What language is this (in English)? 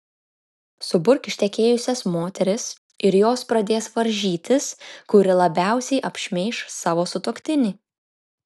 Lithuanian